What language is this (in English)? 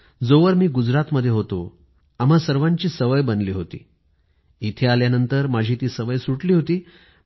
Marathi